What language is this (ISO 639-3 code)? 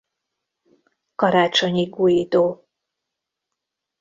hun